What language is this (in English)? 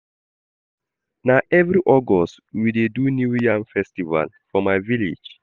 Nigerian Pidgin